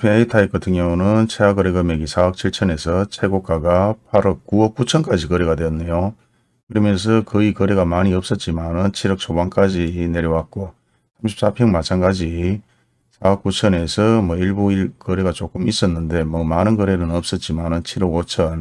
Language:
Korean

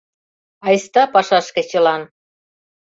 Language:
Mari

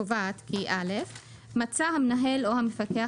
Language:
Hebrew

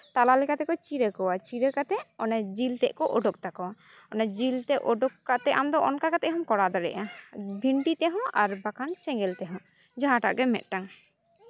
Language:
Santali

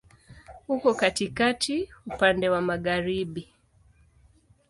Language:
Swahili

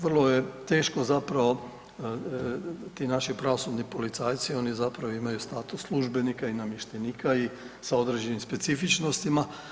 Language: Croatian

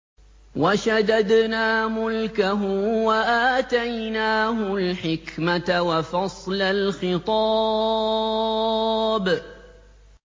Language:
Arabic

